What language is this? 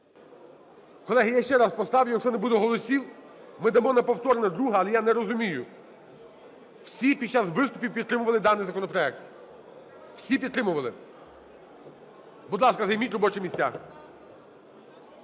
Ukrainian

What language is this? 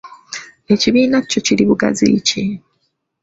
Ganda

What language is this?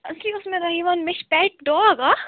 Kashmiri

